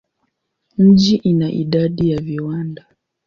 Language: Swahili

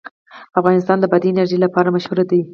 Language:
Pashto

